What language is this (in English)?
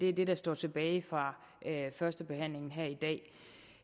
Danish